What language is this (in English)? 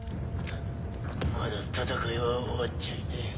Japanese